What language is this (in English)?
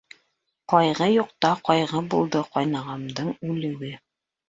Bashkir